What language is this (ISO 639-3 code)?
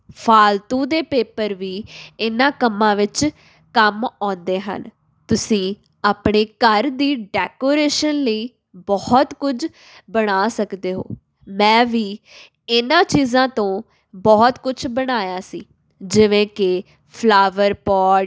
pan